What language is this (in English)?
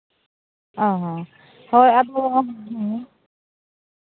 Santali